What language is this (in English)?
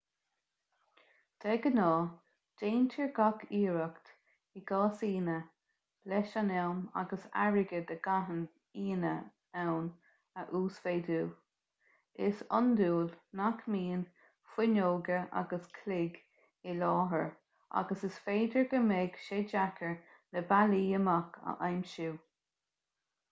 Irish